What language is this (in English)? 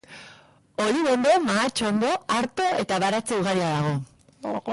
Basque